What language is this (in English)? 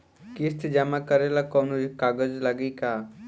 Bhojpuri